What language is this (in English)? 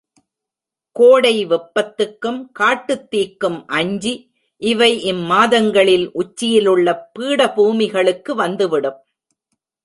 Tamil